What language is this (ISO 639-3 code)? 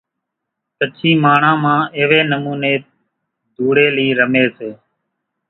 gjk